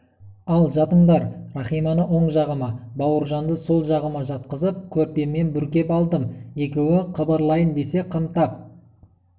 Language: Kazakh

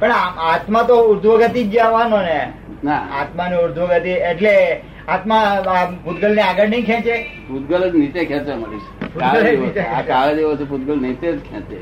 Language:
Gujarati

